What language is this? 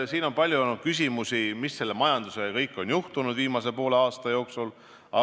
Estonian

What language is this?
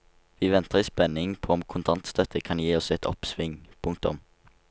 Norwegian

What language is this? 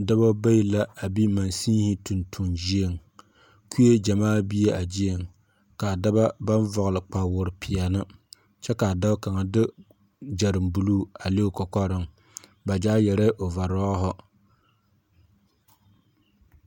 Southern Dagaare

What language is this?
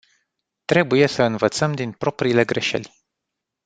Romanian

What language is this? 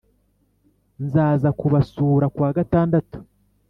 Kinyarwanda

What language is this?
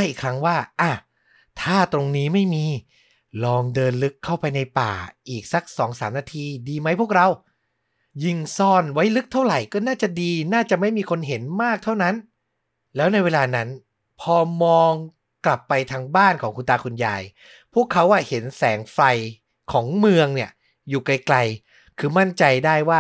Thai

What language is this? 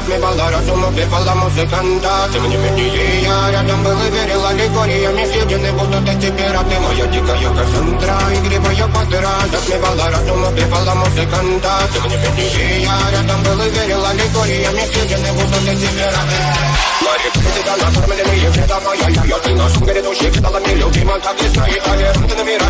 Romanian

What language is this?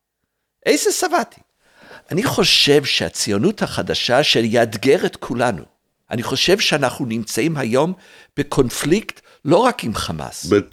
Hebrew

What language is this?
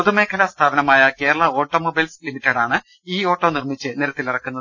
Malayalam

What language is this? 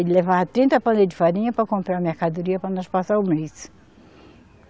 Portuguese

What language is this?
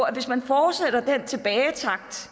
Danish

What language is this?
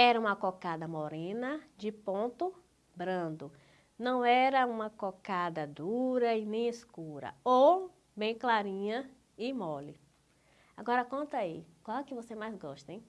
Portuguese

